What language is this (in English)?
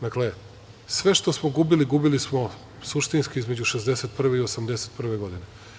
Serbian